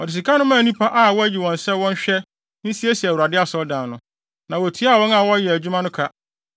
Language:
Akan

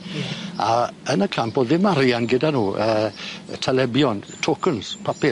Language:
Welsh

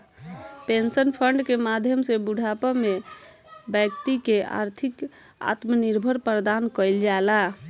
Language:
Bhojpuri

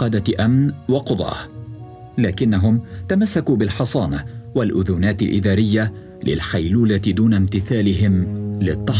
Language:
Arabic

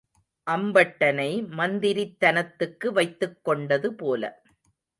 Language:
Tamil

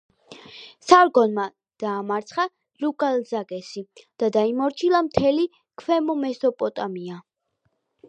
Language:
Georgian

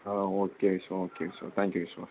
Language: Tamil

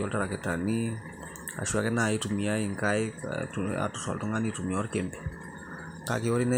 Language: Masai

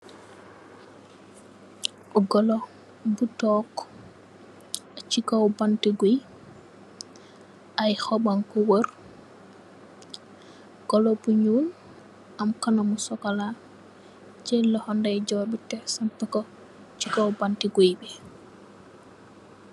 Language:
Wolof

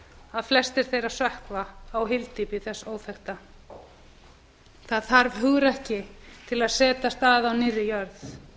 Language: Icelandic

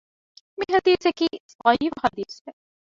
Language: Divehi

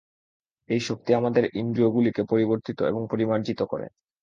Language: Bangla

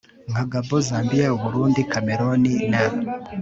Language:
Kinyarwanda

